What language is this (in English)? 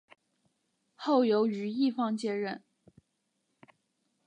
Chinese